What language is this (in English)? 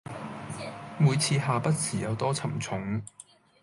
Cantonese